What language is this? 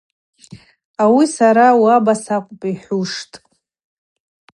Abaza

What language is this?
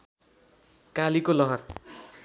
Nepali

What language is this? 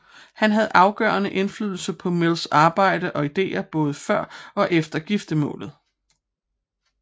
Danish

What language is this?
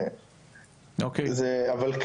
Hebrew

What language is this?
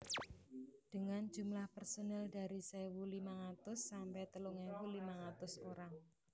Javanese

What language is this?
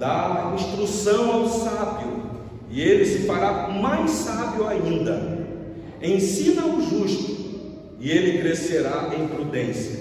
Portuguese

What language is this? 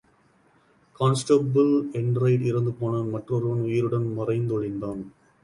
Tamil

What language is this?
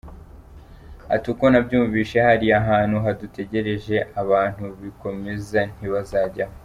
Kinyarwanda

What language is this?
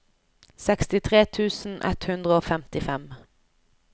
Norwegian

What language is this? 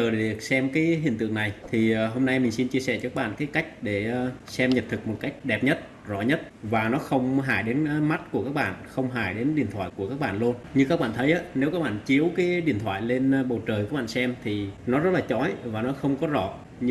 Vietnamese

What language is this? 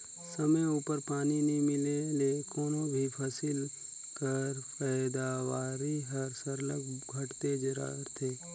Chhattisgarhi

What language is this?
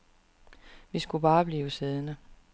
Danish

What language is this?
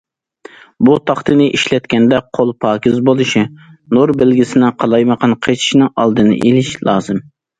Uyghur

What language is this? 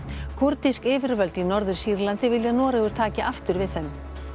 Icelandic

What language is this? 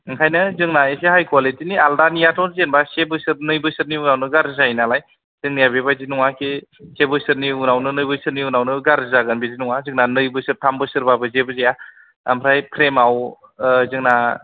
Bodo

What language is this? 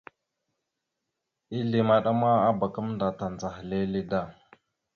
Mada (Cameroon)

